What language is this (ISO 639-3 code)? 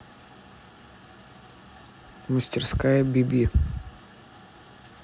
rus